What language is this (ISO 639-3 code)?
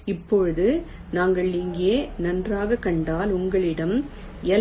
tam